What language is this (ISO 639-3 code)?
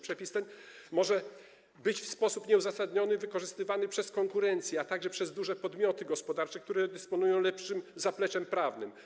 pol